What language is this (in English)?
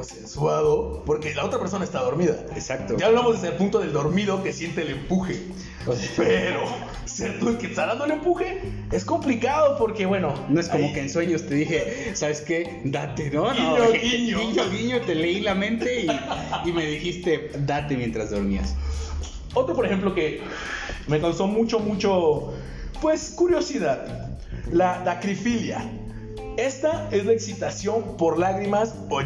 Spanish